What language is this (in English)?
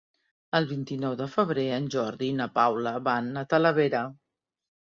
Catalan